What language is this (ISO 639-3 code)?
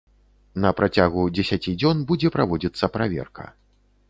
bel